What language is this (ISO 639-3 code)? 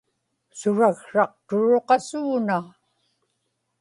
ipk